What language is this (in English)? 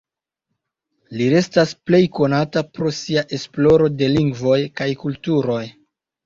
Esperanto